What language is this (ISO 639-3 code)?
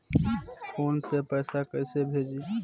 bho